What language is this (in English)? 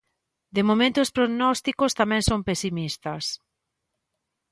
Galician